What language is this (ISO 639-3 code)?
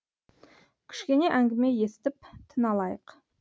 kaz